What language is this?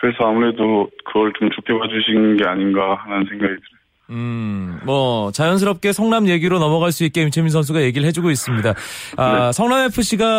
Korean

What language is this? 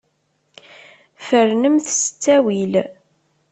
Kabyle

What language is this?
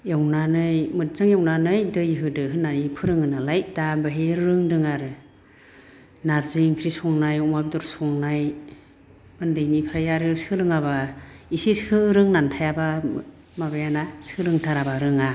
Bodo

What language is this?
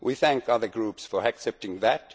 English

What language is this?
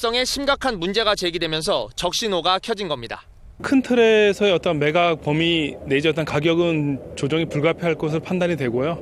Korean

